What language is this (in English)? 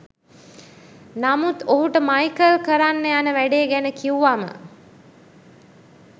Sinhala